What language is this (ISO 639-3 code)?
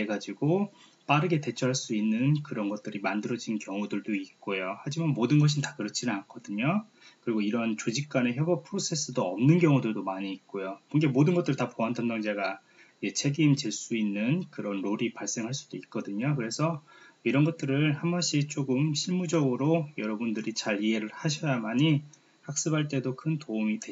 kor